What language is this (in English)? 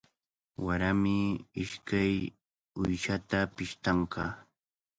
Cajatambo North Lima Quechua